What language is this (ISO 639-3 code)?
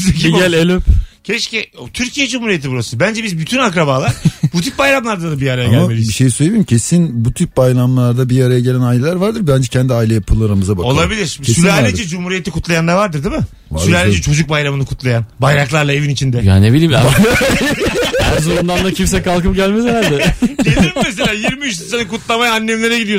tur